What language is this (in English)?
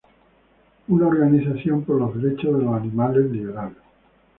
Spanish